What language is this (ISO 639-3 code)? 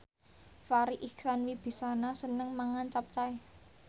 jav